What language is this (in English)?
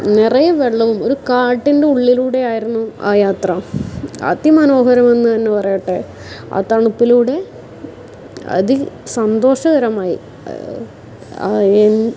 Malayalam